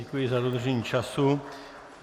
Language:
Czech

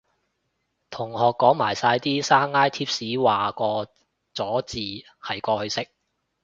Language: Cantonese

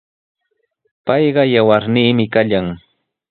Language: Sihuas Ancash Quechua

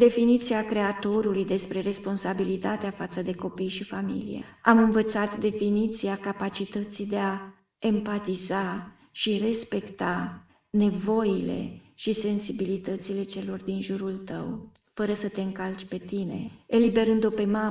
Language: Romanian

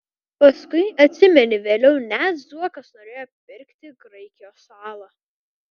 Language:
Lithuanian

